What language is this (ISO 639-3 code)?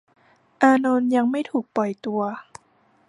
tha